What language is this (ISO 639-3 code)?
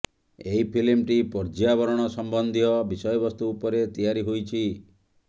ori